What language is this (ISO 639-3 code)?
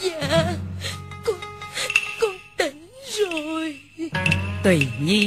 vie